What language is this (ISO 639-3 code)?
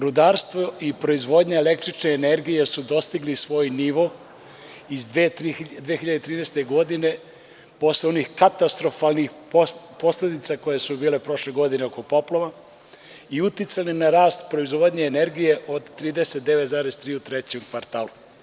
srp